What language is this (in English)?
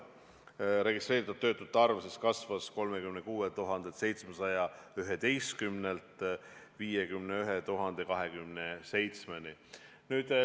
Estonian